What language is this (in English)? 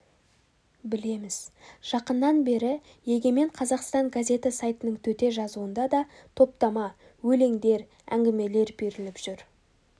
Kazakh